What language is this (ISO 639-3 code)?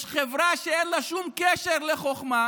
heb